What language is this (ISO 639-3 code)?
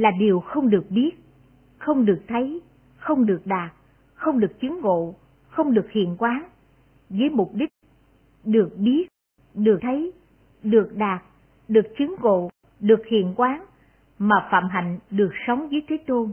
vie